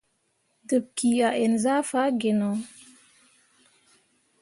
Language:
Mundang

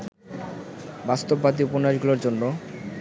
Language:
Bangla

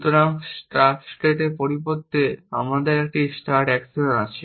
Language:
Bangla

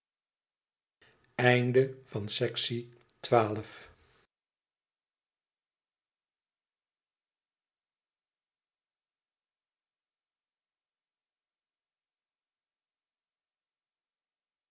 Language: Dutch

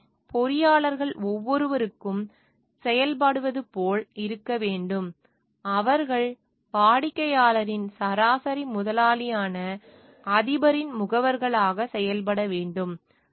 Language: Tamil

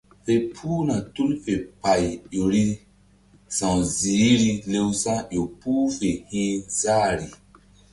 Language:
Mbum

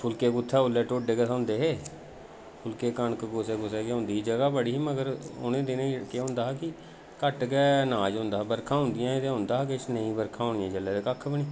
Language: Dogri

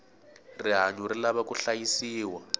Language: Tsonga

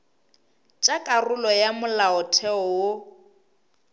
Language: Northern Sotho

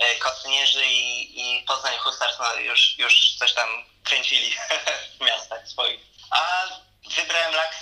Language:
Polish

